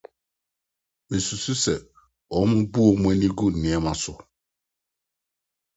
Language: Akan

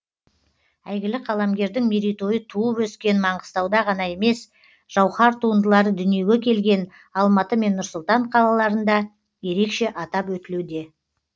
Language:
Kazakh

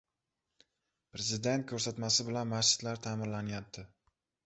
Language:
Uzbek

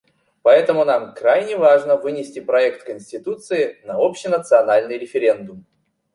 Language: Russian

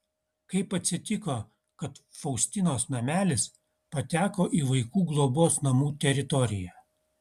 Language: Lithuanian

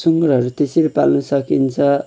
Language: Nepali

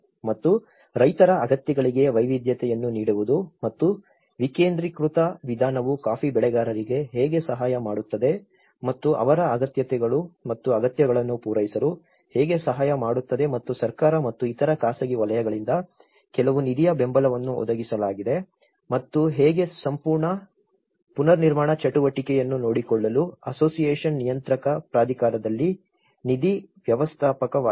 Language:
Kannada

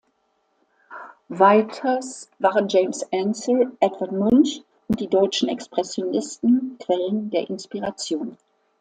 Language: German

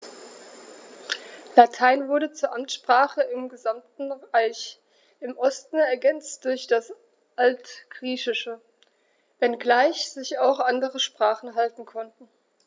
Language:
German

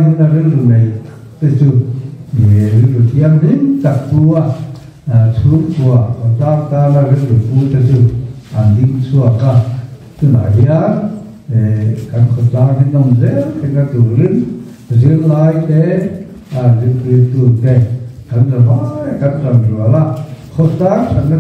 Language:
Arabic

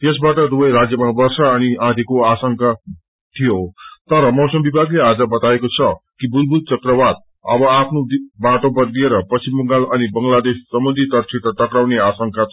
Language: Nepali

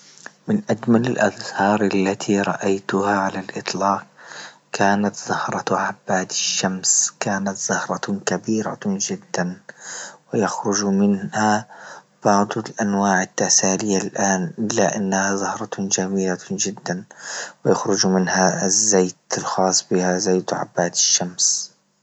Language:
Libyan Arabic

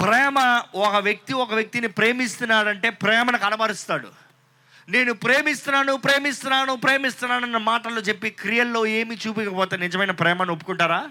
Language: Telugu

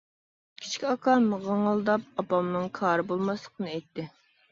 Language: Uyghur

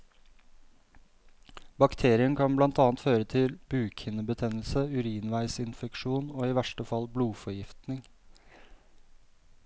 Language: Norwegian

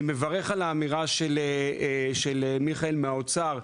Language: Hebrew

